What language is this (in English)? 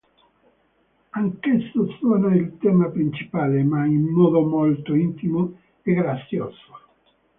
Italian